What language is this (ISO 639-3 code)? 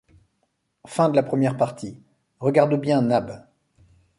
fra